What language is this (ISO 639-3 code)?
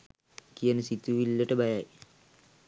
sin